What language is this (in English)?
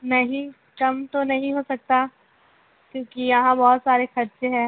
Urdu